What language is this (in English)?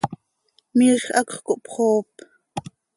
Seri